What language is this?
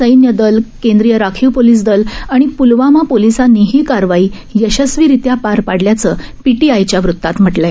Marathi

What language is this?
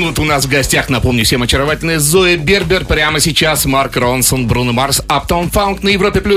Russian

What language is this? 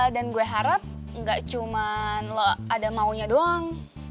Indonesian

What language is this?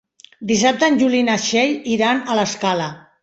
Catalan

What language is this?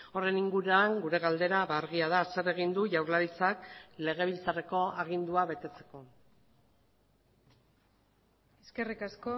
Basque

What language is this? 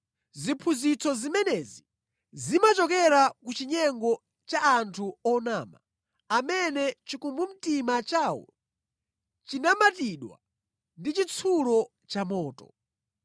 Nyanja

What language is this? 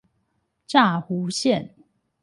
Chinese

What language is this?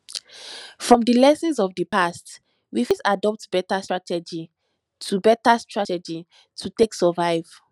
Nigerian Pidgin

